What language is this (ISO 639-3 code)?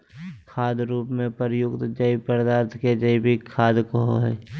mag